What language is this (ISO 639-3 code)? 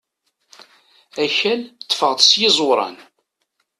kab